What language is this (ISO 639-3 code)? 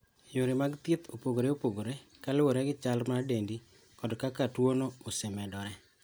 luo